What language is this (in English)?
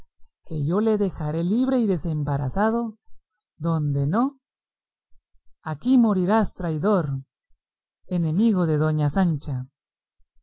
Spanish